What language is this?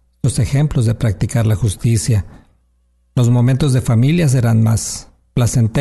Spanish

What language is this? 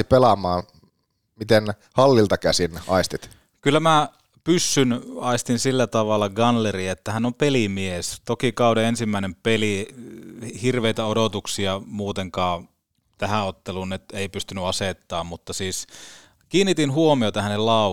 Finnish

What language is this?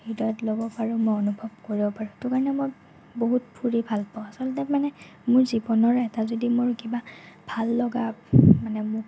Assamese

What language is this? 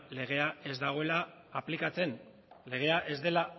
Basque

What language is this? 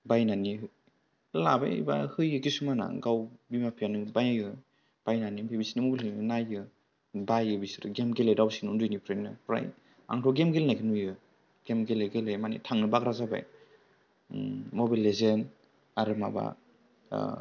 Bodo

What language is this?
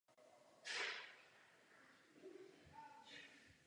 Czech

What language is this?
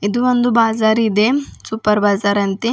Kannada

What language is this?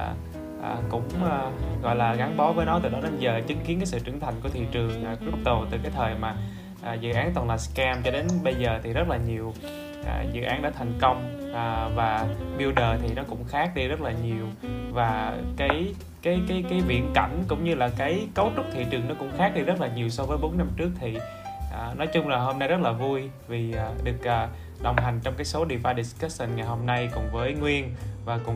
Vietnamese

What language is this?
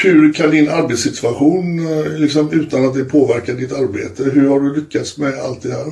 Swedish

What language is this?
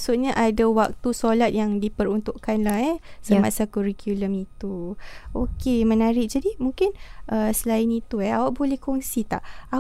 Malay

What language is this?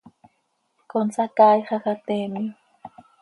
Seri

